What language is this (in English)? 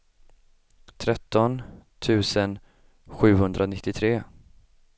Swedish